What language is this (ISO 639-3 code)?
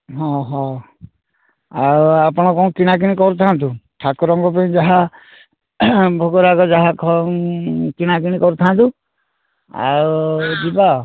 ori